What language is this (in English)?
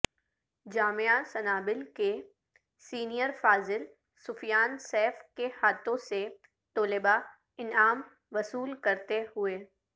Urdu